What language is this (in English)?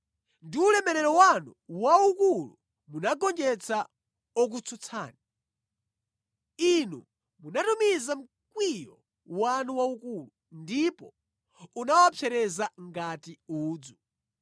Nyanja